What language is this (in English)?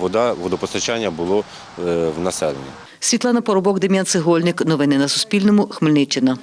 Ukrainian